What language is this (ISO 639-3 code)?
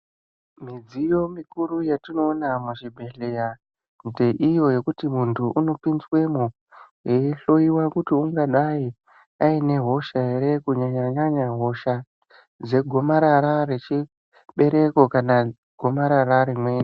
ndc